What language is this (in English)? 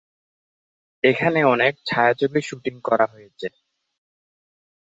Bangla